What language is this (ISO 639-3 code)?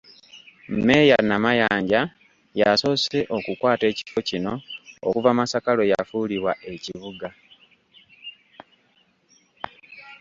lug